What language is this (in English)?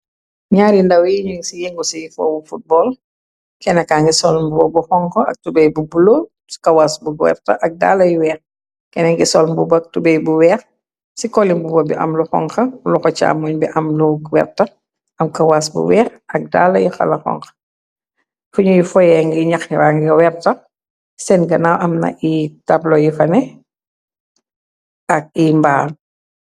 Wolof